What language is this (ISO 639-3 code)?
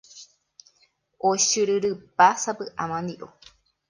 grn